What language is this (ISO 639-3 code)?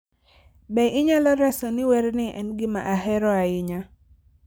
luo